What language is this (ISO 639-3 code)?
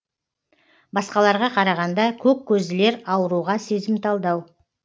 kaz